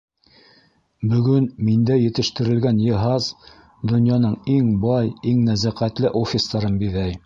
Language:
Bashkir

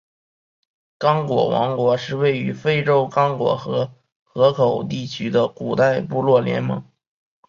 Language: Chinese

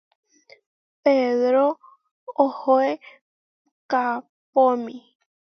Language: Huarijio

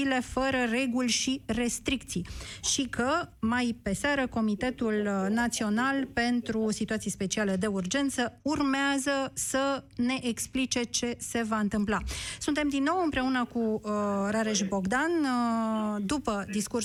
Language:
Romanian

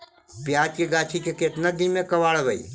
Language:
Magahi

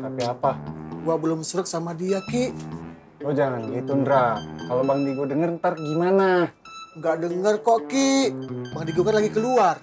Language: Indonesian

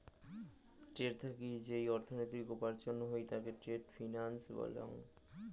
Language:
Bangla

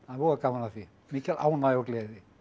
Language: Icelandic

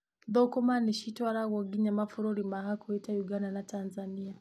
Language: Kikuyu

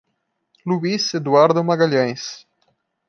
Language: Portuguese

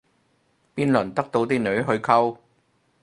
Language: Cantonese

